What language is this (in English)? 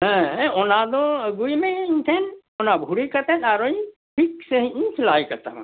Santali